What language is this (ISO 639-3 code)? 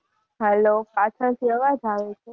guj